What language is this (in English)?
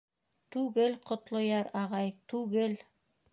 Bashkir